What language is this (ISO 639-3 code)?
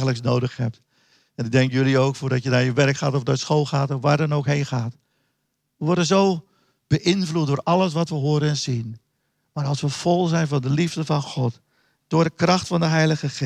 nld